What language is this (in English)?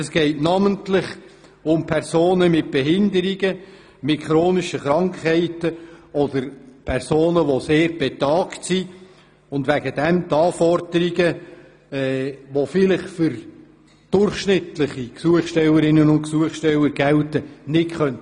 Swiss German